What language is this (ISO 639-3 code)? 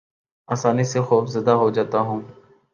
urd